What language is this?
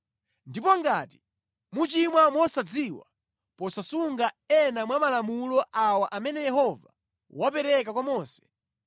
Nyanja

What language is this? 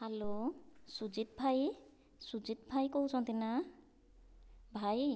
Odia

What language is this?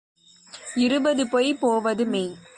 Tamil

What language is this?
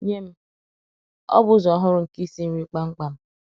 Igbo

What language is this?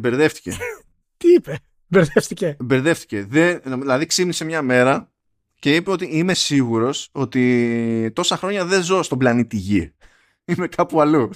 Greek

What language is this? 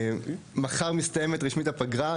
Hebrew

